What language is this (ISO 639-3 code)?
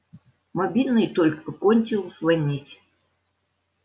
rus